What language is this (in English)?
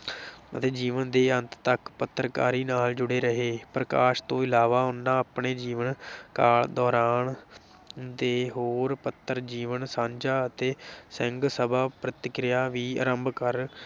Punjabi